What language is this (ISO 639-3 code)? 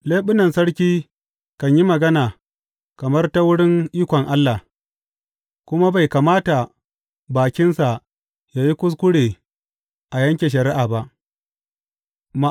hau